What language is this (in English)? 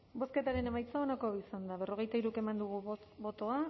Basque